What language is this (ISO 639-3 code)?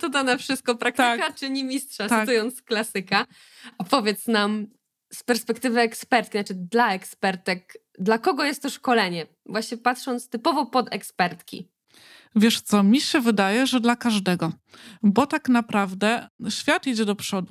pol